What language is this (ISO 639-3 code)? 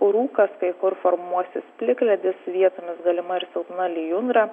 lit